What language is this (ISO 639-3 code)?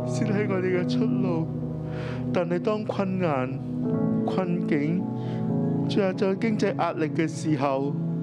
zho